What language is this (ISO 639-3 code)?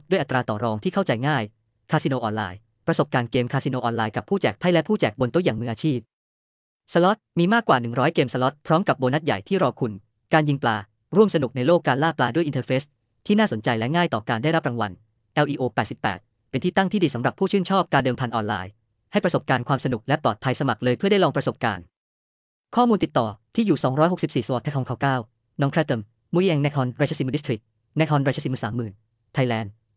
tha